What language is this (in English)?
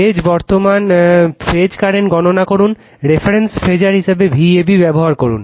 Bangla